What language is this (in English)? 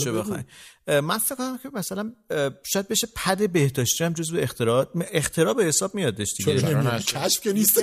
Persian